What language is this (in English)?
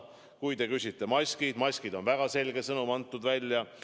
Estonian